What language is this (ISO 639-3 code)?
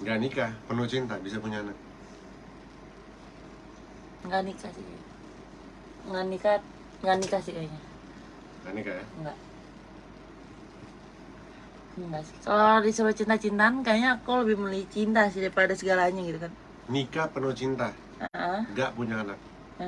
ind